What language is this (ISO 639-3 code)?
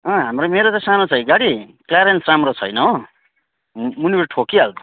nep